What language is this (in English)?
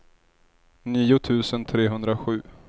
Swedish